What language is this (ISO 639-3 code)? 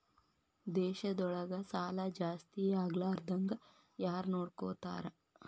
kan